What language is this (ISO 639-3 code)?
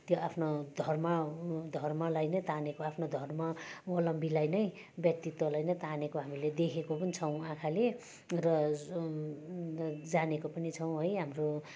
nep